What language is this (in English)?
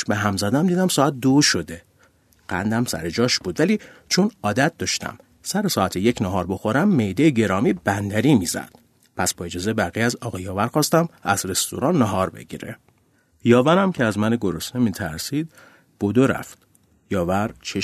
Persian